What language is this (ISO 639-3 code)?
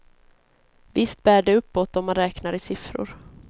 swe